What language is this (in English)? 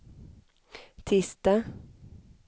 Swedish